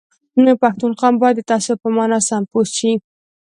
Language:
Pashto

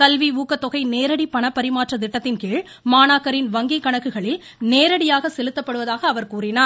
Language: Tamil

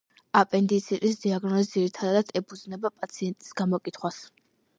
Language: Georgian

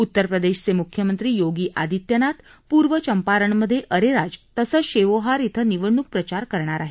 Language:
Marathi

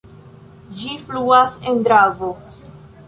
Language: Esperanto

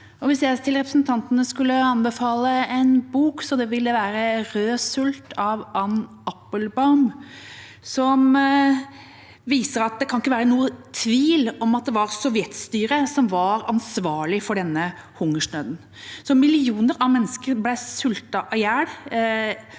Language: Norwegian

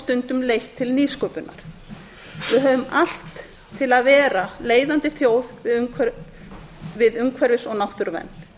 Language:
Icelandic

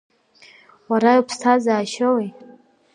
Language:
Abkhazian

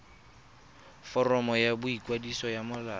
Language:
Tswana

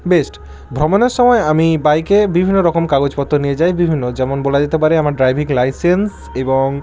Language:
Bangla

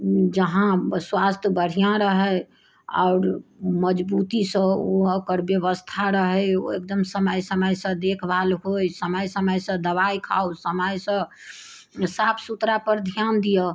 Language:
Maithili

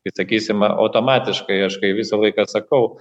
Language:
Lithuanian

